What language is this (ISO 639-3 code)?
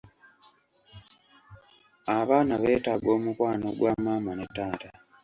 lug